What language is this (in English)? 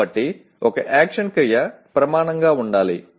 Telugu